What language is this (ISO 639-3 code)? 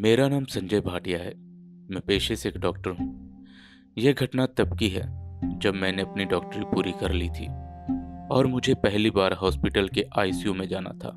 hin